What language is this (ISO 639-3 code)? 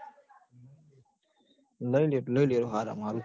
guj